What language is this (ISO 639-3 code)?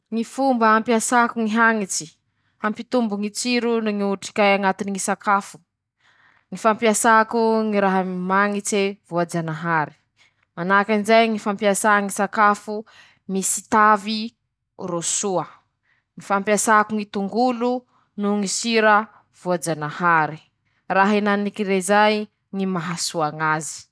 msh